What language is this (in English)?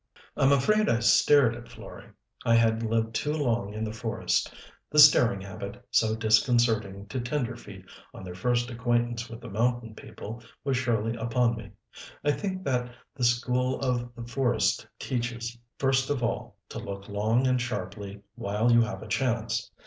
English